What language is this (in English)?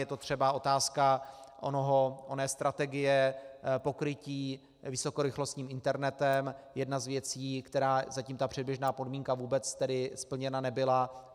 Czech